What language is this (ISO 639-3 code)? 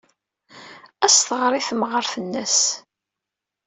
kab